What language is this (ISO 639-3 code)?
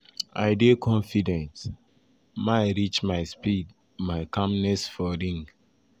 pcm